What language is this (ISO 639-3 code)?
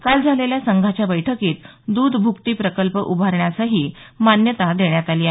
mar